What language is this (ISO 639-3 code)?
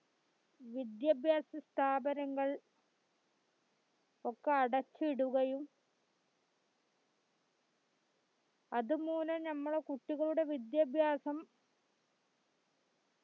mal